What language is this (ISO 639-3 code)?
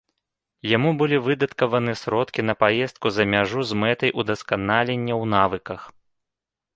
bel